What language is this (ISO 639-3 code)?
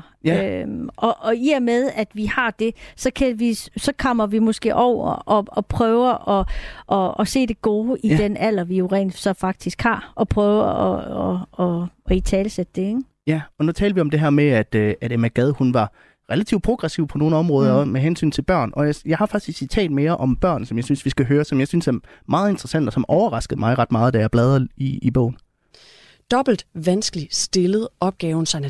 dan